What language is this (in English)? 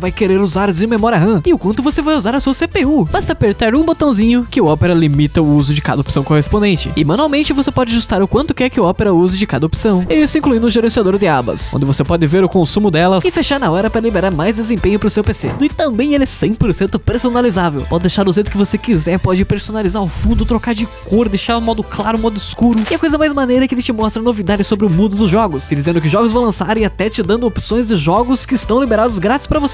Portuguese